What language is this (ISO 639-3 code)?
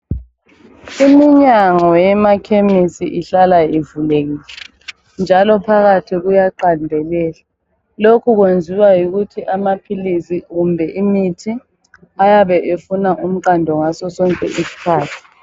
nde